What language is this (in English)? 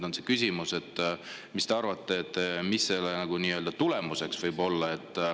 Estonian